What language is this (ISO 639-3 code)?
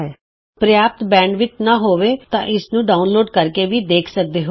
pan